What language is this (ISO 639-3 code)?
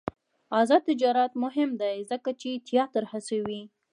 pus